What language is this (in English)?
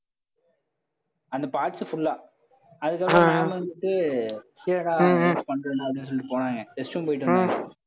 Tamil